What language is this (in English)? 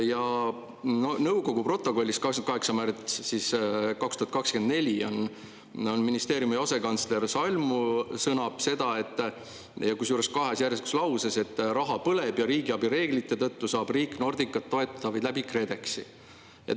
Estonian